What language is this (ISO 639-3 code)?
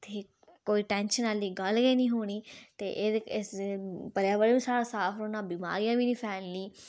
doi